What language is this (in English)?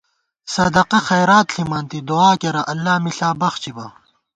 Gawar-Bati